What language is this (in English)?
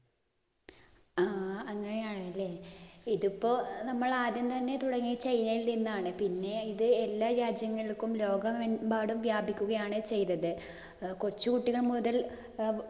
Malayalam